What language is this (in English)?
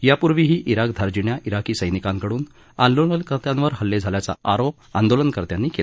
Marathi